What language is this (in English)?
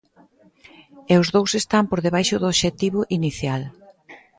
Galician